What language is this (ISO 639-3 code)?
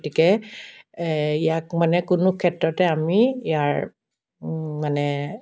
asm